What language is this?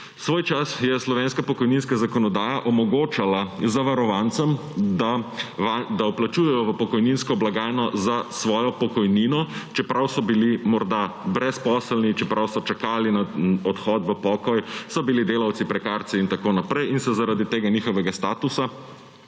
Slovenian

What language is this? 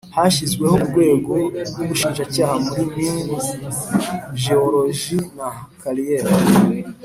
Kinyarwanda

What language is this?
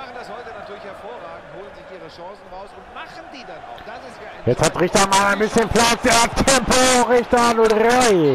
German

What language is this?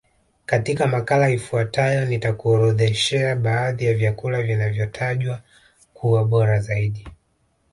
Swahili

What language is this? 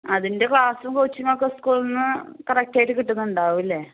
Malayalam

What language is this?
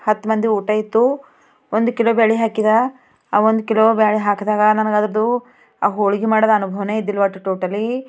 Kannada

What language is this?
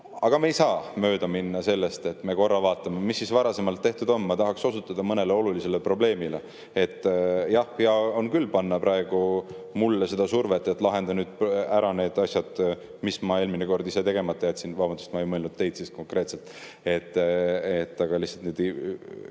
Estonian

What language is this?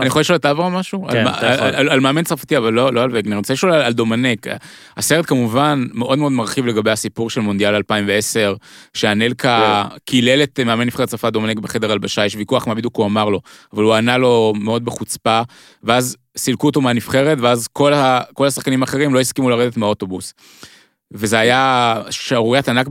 Hebrew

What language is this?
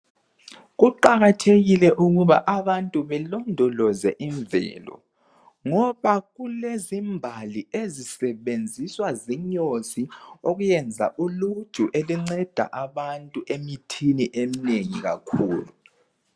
North Ndebele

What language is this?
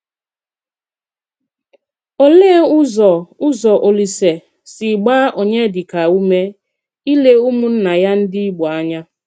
Igbo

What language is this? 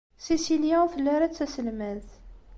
Kabyle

